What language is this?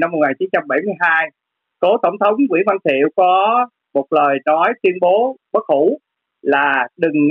Vietnamese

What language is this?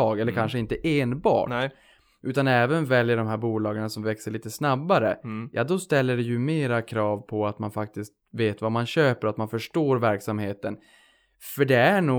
Swedish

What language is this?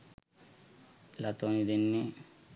Sinhala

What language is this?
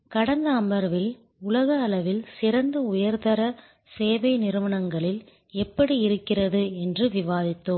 Tamil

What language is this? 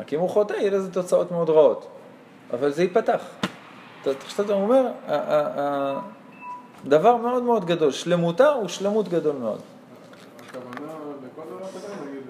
Hebrew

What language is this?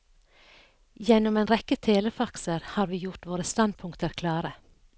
Norwegian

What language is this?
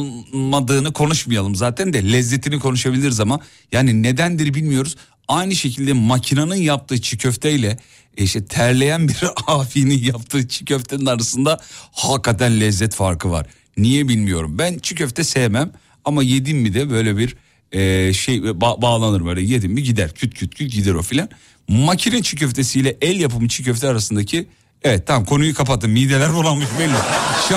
Turkish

